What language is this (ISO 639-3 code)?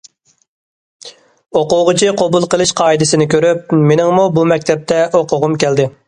uig